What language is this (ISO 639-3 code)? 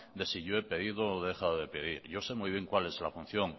spa